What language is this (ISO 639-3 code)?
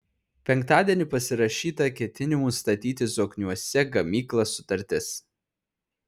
lit